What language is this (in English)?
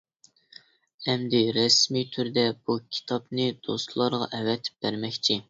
Uyghur